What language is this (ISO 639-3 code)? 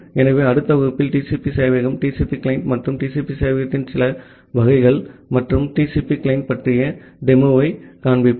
tam